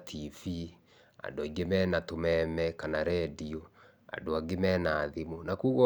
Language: Kikuyu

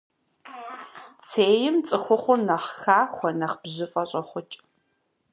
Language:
Kabardian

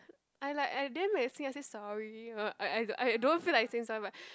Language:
English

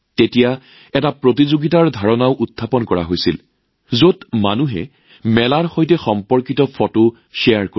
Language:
Assamese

